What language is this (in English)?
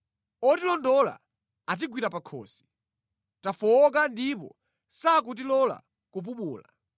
Nyanja